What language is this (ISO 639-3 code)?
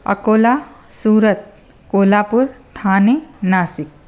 snd